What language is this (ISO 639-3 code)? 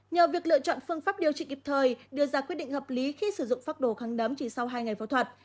vie